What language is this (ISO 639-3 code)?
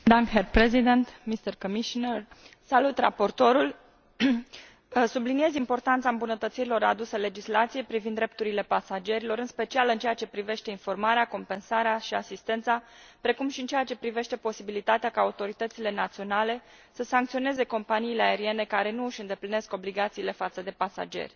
ron